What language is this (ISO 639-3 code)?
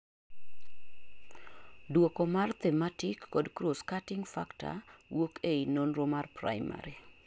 luo